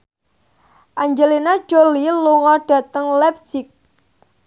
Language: Javanese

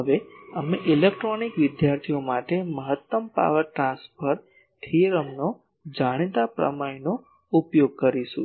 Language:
Gujarati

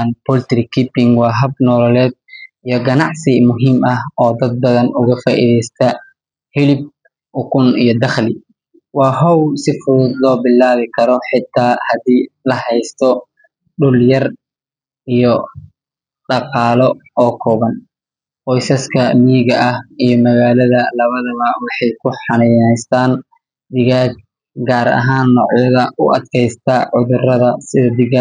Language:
Somali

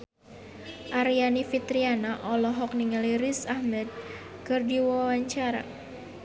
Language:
Sundanese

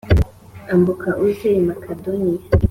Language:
Kinyarwanda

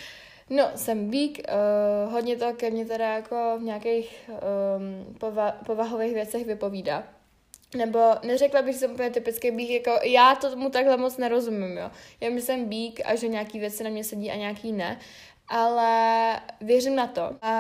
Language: Czech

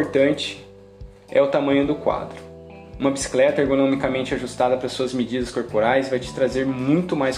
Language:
Portuguese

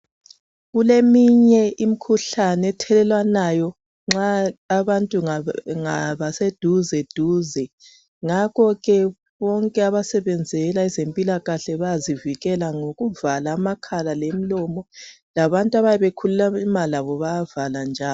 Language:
North Ndebele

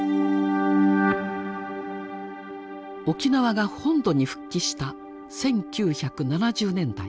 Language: Japanese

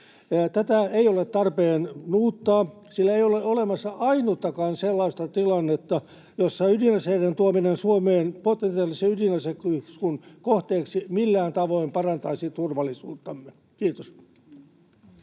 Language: Finnish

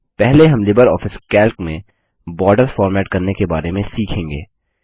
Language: Hindi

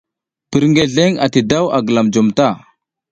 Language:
South Giziga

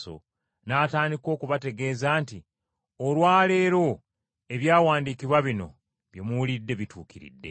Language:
Ganda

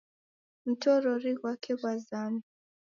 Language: Taita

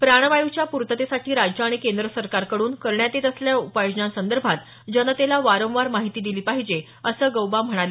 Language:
Marathi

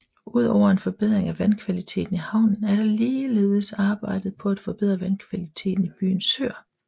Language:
Danish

